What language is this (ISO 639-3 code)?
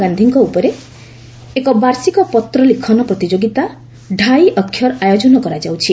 ori